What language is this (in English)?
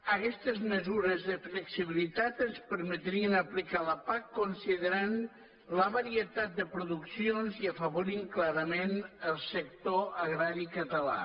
Catalan